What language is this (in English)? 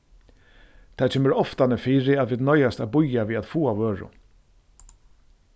Faroese